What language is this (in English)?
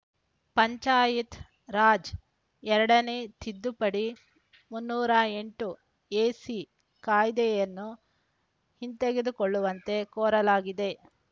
Kannada